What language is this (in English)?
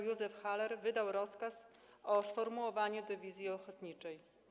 Polish